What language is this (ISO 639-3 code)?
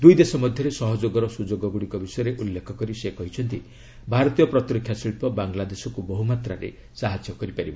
ori